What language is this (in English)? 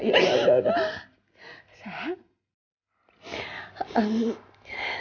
Indonesian